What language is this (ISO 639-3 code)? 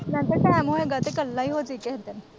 pan